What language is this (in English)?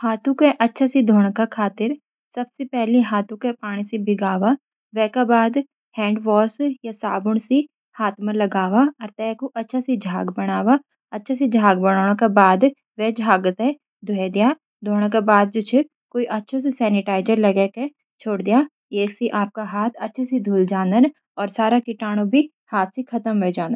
Garhwali